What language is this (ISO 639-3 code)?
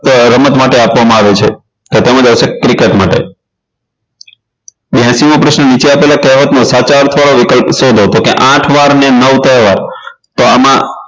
guj